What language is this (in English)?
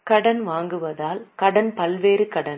Tamil